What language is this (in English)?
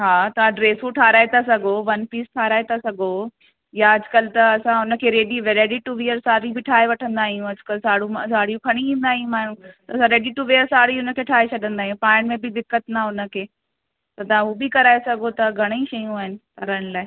Sindhi